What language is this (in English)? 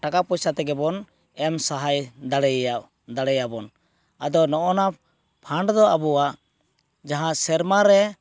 Santali